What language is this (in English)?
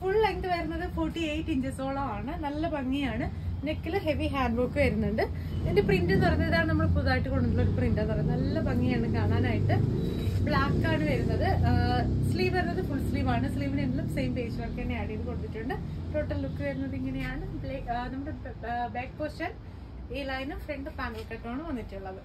Malayalam